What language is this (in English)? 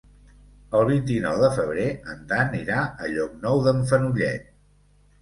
Catalan